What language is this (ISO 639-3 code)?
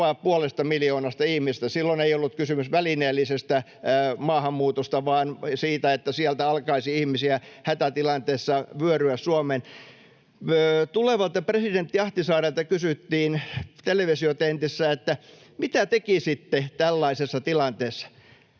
fin